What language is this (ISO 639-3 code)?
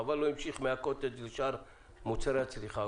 heb